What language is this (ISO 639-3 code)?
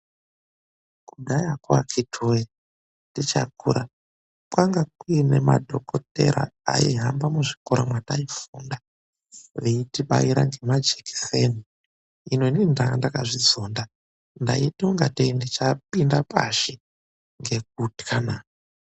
ndc